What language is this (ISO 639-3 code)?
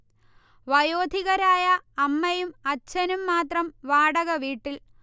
mal